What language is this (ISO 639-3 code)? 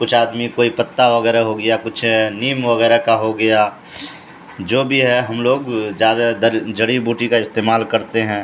urd